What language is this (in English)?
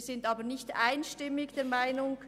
Swiss German